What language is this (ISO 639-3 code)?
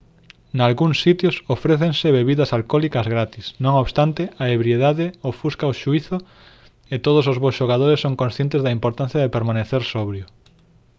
glg